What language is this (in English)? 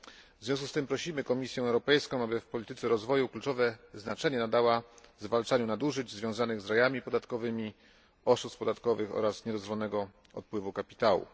Polish